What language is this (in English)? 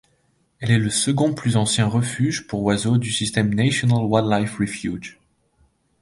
French